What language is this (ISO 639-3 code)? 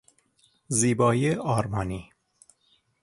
fas